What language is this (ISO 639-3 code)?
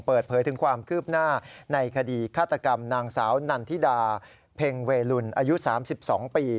tha